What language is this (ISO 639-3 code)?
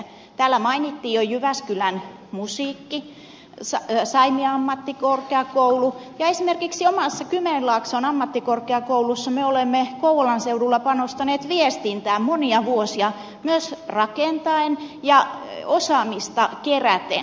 fin